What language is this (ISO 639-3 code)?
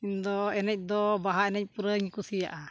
sat